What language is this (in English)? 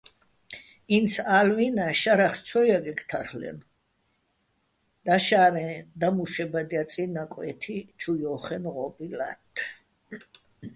Bats